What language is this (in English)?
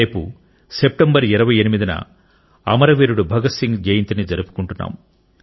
Telugu